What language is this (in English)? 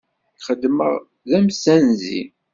Kabyle